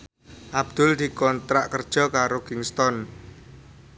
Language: Javanese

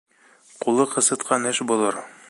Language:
Bashkir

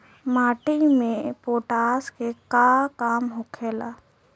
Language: Bhojpuri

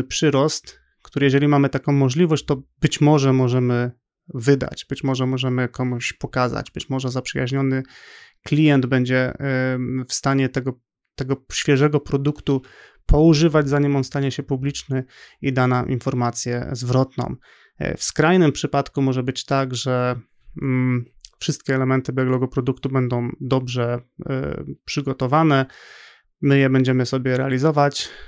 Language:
Polish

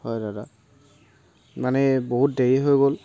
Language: Assamese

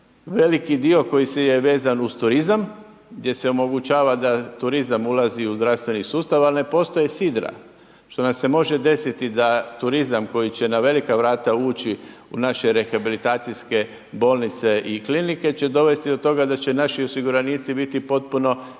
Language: Croatian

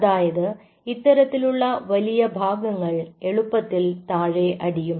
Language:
Malayalam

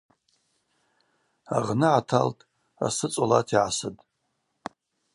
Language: Abaza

